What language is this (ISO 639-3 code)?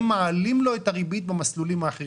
heb